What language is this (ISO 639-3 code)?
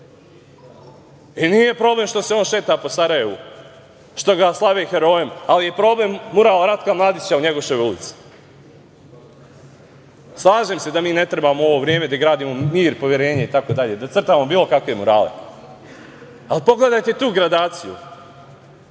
srp